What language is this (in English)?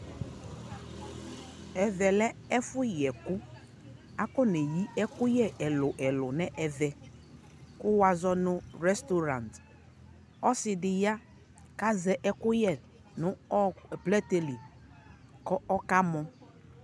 Ikposo